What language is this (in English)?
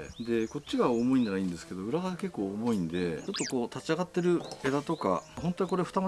Japanese